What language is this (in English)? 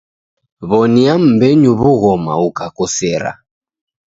Taita